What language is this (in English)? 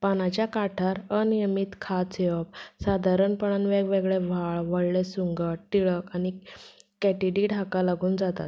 Konkani